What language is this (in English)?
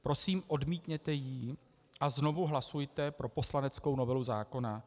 Czech